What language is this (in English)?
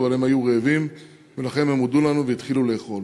Hebrew